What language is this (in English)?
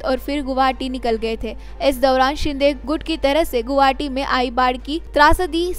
Hindi